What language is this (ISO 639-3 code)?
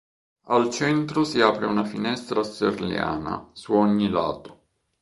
ita